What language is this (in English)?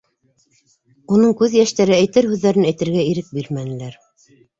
Bashkir